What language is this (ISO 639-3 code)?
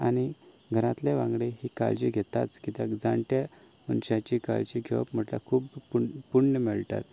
kok